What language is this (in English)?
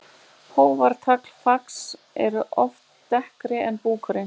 Icelandic